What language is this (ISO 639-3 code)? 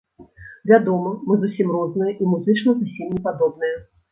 bel